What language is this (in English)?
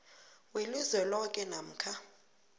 South Ndebele